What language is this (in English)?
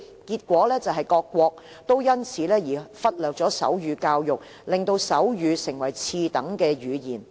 Cantonese